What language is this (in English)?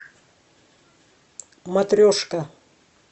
Russian